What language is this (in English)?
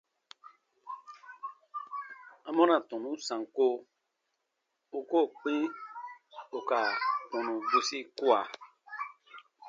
Baatonum